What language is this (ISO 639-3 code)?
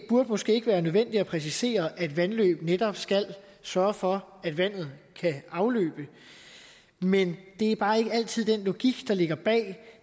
dan